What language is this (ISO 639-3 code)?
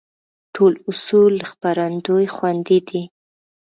pus